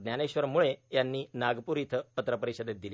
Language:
Marathi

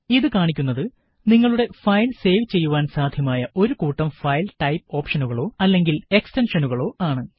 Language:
Malayalam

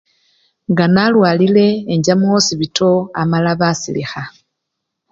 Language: Luyia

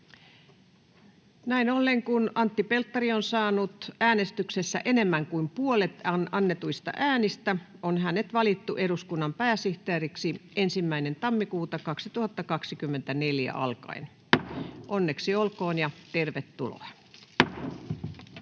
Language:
Finnish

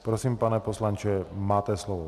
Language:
Czech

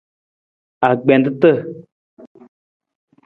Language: Nawdm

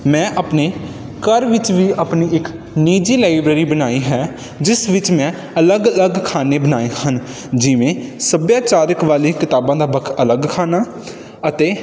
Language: Punjabi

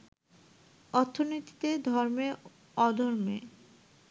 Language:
Bangla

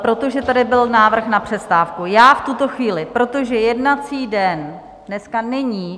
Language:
Czech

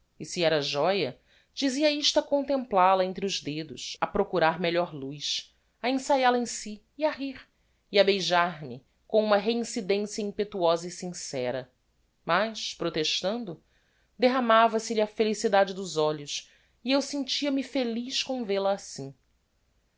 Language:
Portuguese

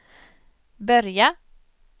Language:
Swedish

